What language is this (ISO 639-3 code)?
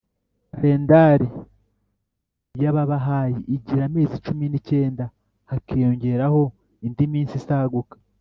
kin